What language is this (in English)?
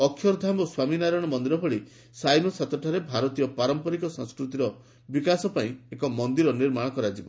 Odia